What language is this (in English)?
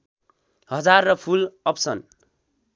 Nepali